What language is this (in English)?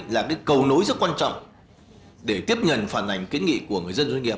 Vietnamese